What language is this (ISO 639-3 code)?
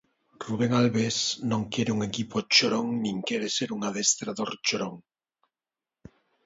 glg